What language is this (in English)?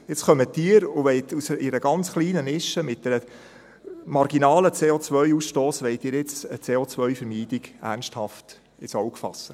Swiss German